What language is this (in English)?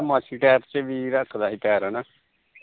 Punjabi